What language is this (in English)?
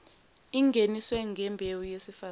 Zulu